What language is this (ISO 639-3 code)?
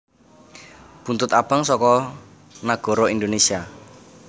jav